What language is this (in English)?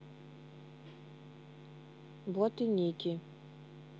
Russian